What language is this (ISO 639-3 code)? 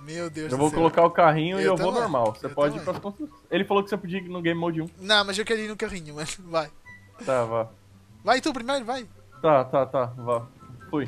por